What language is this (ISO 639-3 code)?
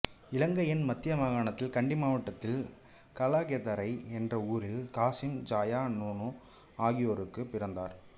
tam